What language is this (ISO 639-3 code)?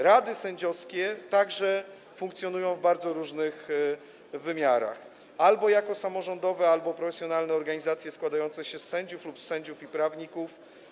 pol